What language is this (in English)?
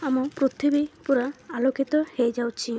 Odia